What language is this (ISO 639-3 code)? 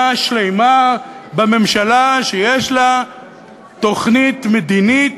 heb